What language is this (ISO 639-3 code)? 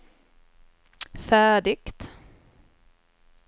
swe